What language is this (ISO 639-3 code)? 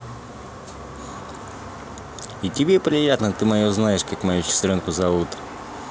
rus